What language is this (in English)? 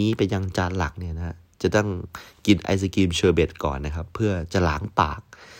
Thai